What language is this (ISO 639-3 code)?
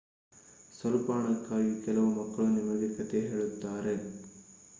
kan